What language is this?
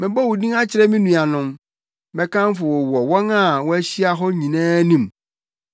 Akan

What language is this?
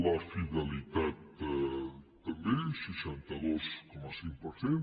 Catalan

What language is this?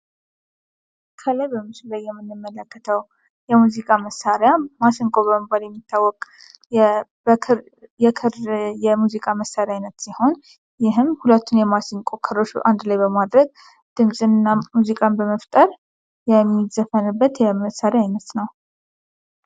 Amharic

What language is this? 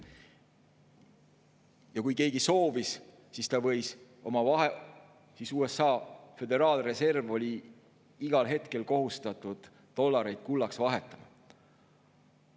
Estonian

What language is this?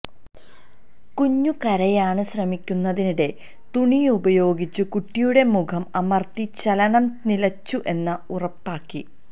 Malayalam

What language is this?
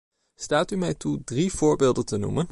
Dutch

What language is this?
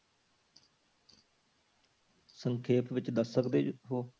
Punjabi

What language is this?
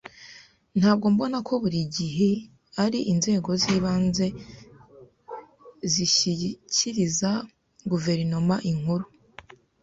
Kinyarwanda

